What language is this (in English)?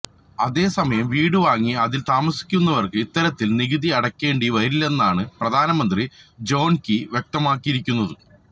Malayalam